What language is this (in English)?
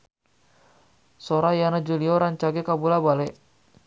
Sundanese